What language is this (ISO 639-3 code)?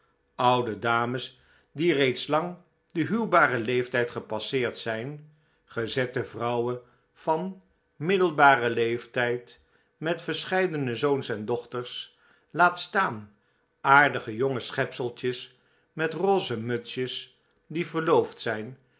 nld